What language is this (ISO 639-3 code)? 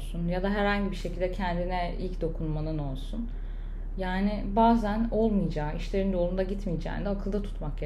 tur